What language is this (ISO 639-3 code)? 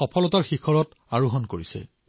asm